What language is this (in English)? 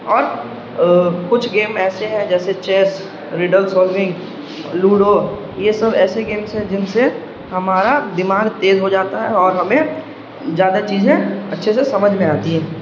Urdu